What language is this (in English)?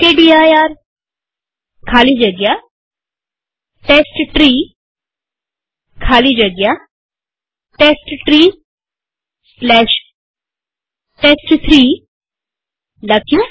Gujarati